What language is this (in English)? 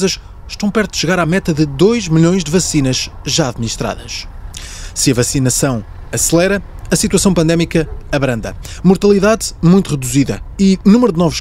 Portuguese